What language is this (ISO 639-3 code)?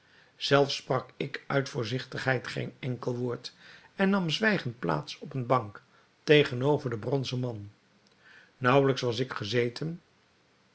nld